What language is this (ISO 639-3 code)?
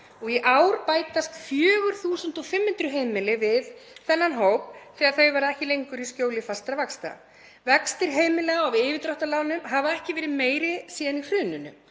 isl